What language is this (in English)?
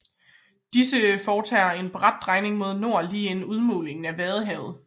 Danish